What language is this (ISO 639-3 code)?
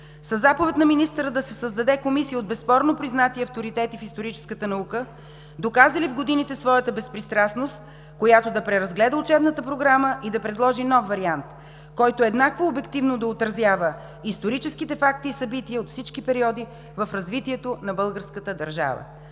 bul